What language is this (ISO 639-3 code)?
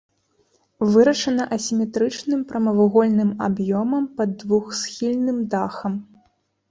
bel